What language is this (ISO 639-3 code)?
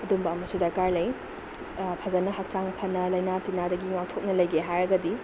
mni